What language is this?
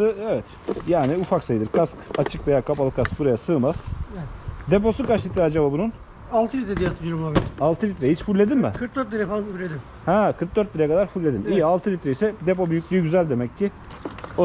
Turkish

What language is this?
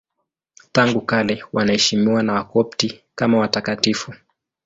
Swahili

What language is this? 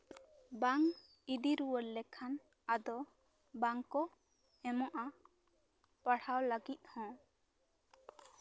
Santali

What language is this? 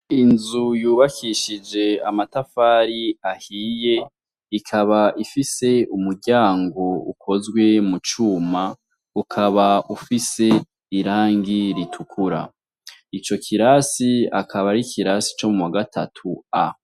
Rundi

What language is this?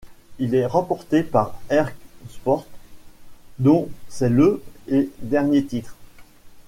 French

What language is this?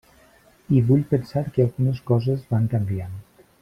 Catalan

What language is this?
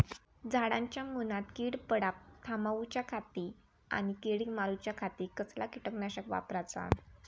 Marathi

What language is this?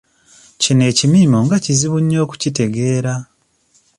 Ganda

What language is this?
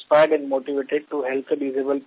Bangla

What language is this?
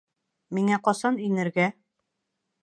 Bashkir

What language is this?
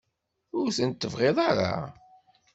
Kabyle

